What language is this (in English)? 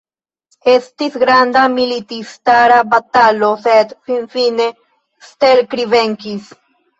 Esperanto